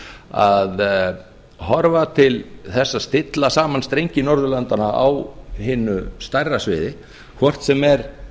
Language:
Icelandic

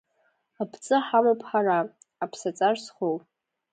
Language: Abkhazian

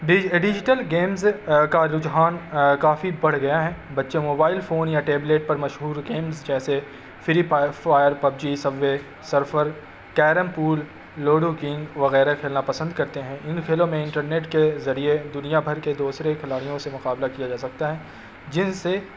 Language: Urdu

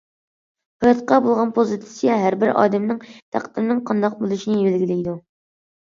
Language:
Uyghur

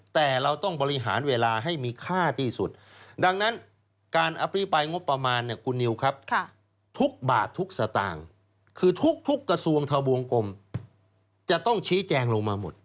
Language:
Thai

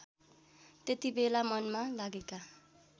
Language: Nepali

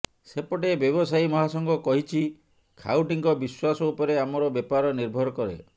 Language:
Odia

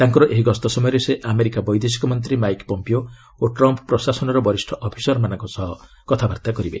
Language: Odia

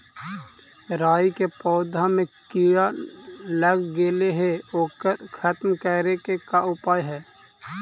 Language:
Magahi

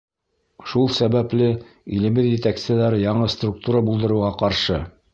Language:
Bashkir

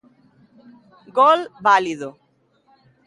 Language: Galician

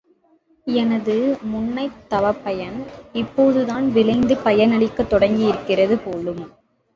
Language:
Tamil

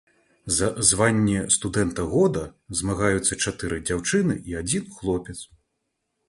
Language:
Belarusian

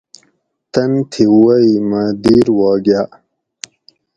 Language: Gawri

